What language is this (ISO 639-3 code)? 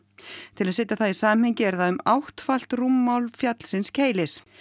isl